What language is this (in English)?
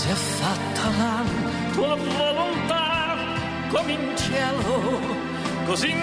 Italian